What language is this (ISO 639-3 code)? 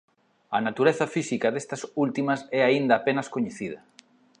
glg